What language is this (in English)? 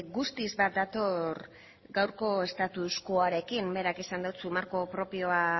Basque